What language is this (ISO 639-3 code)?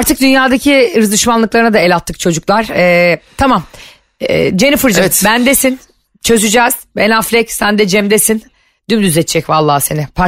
tur